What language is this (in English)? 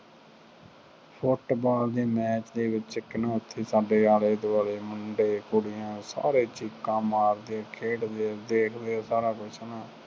Punjabi